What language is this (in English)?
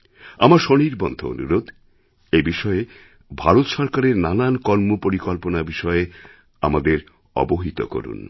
Bangla